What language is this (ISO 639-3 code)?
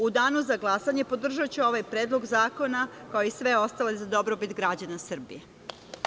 srp